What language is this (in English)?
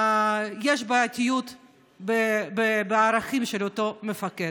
Hebrew